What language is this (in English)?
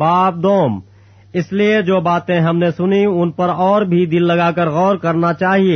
Urdu